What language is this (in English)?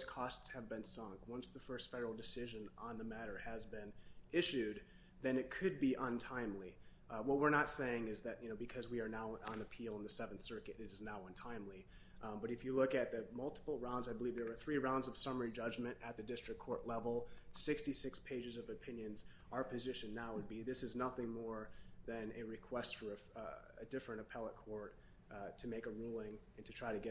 English